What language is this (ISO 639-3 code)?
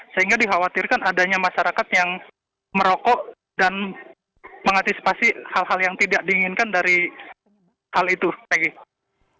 ind